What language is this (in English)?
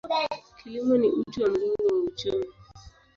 Swahili